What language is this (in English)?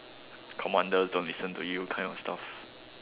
English